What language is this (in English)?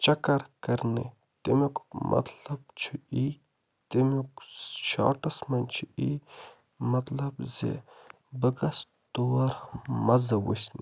Kashmiri